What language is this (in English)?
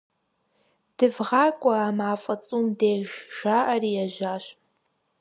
Kabardian